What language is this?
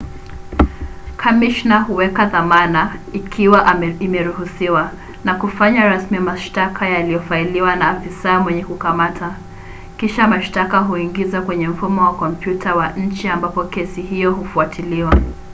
Swahili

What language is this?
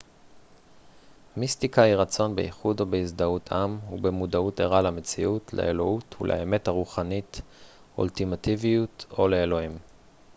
Hebrew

